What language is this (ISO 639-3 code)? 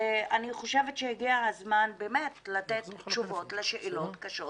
heb